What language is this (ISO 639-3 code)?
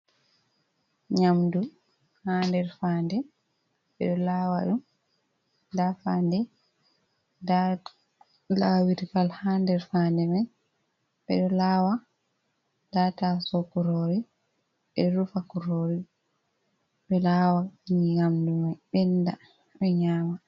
ful